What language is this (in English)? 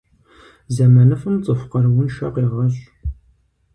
Kabardian